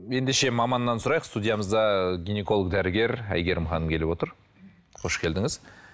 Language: Kazakh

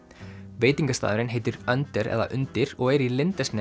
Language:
Icelandic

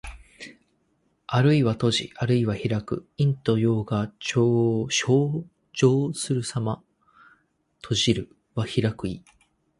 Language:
Japanese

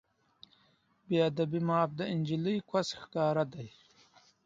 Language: Pashto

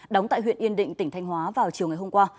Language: Vietnamese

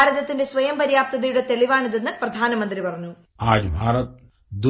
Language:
Malayalam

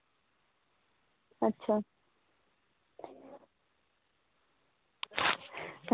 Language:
Dogri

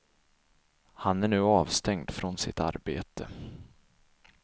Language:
Swedish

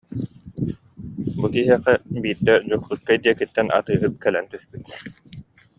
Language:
Yakut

